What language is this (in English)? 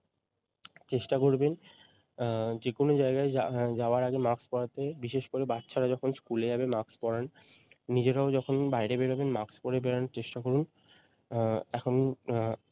Bangla